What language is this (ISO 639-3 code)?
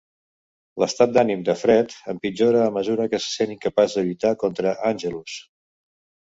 cat